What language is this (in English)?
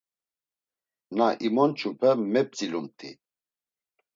Laz